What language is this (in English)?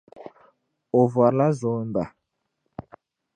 Dagbani